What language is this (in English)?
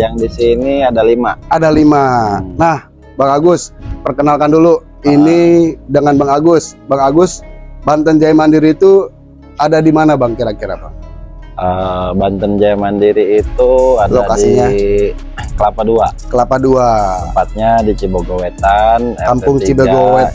Indonesian